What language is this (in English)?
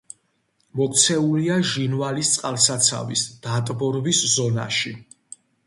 Georgian